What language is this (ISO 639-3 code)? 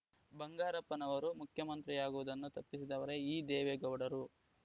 kan